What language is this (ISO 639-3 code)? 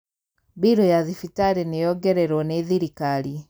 kik